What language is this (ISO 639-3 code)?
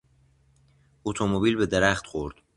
fas